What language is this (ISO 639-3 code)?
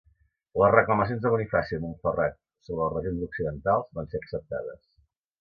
cat